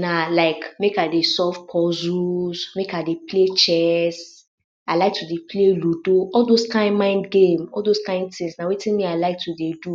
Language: Nigerian Pidgin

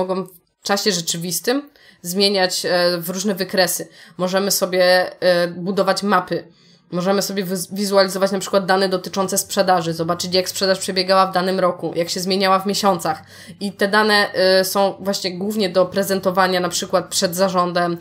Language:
Polish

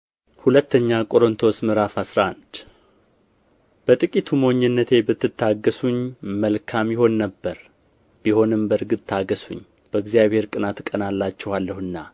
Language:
Amharic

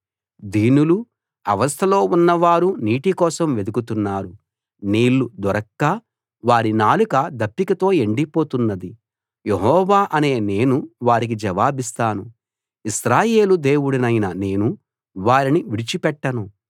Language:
Telugu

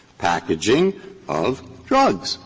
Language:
English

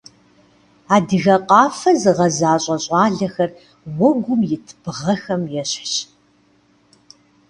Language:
Kabardian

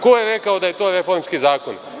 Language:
Serbian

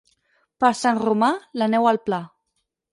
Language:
Catalan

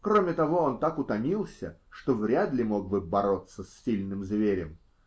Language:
Russian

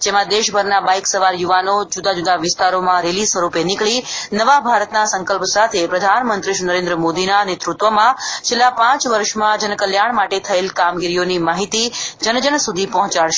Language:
Gujarati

